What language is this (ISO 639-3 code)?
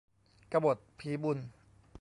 tha